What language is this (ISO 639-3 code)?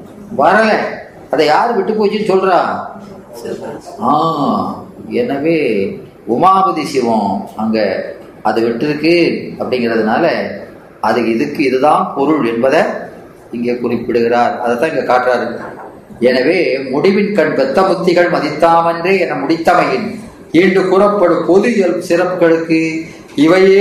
tam